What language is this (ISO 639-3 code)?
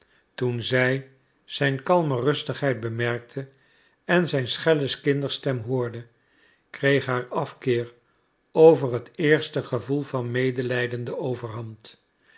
nld